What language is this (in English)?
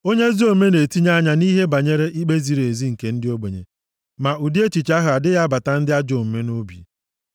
Igbo